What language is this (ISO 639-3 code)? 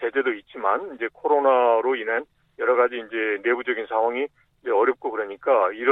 kor